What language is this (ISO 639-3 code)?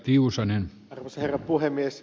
fin